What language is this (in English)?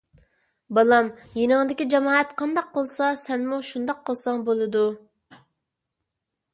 Uyghur